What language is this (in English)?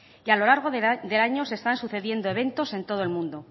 Spanish